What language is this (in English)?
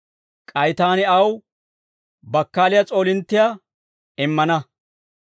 Dawro